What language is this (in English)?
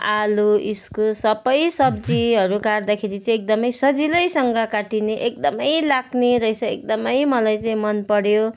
Nepali